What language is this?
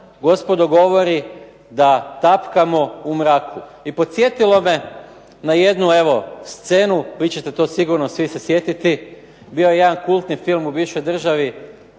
Croatian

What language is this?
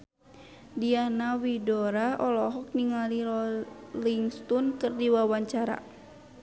Sundanese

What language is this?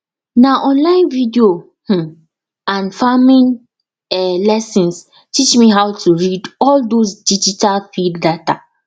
Nigerian Pidgin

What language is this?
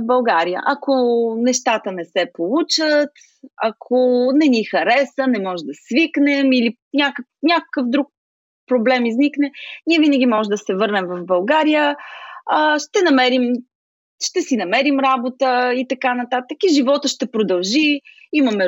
Bulgarian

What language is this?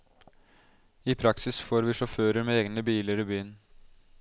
Norwegian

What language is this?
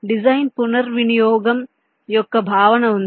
Telugu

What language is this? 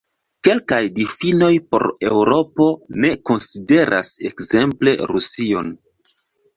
Esperanto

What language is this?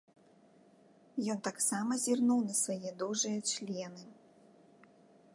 Belarusian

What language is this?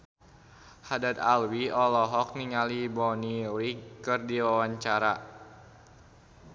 Sundanese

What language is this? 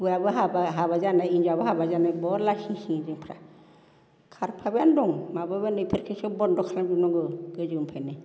Bodo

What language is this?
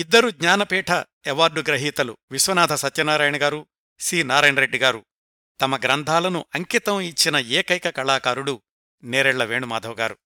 Telugu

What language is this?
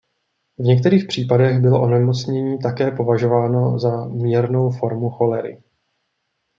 Czech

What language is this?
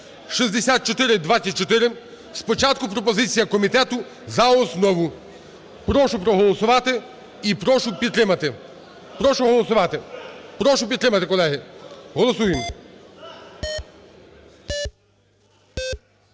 Ukrainian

